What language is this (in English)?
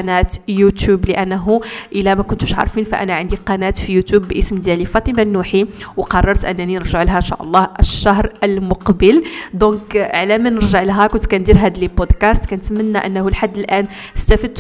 Arabic